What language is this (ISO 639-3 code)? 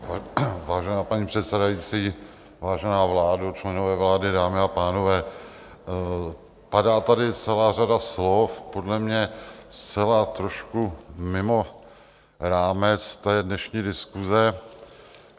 ces